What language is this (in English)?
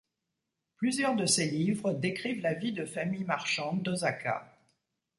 French